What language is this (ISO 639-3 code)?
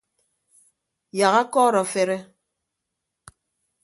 ibb